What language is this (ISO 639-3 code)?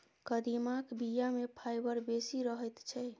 mai